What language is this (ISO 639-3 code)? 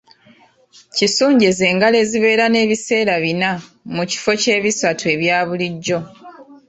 lug